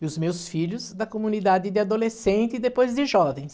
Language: Portuguese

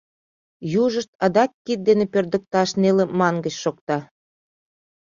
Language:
Mari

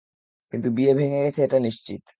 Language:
Bangla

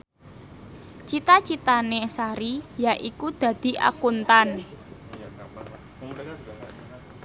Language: Javanese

